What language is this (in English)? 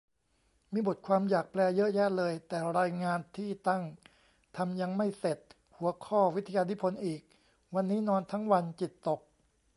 Thai